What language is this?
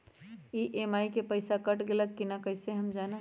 Magahi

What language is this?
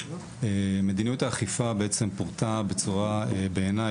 Hebrew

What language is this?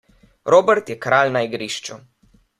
Slovenian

